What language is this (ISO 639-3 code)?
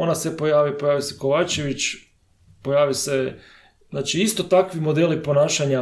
hrv